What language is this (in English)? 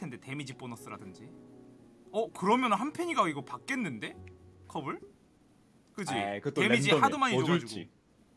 Korean